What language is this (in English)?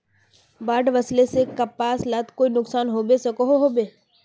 Magahi